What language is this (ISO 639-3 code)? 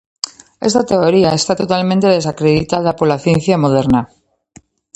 glg